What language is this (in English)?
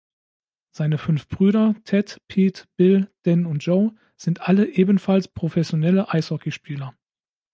German